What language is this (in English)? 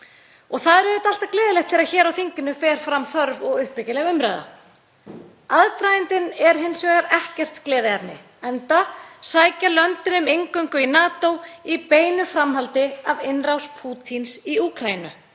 Icelandic